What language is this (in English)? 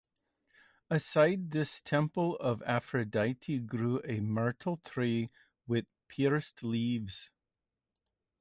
English